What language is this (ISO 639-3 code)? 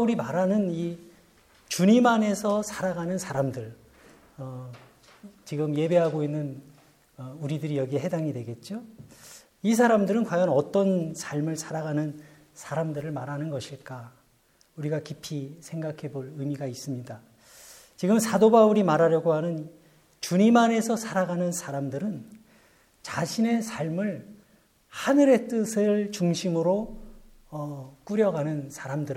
kor